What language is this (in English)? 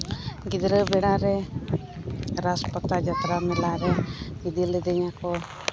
Santali